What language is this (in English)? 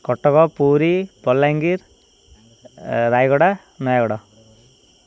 Odia